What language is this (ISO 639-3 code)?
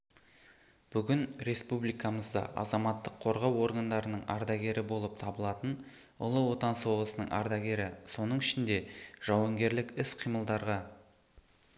kaz